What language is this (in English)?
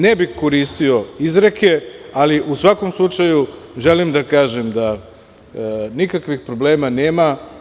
Serbian